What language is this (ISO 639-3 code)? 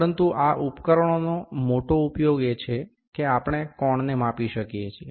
guj